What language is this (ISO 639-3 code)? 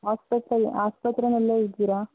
kan